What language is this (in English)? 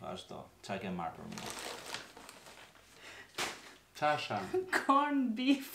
Romanian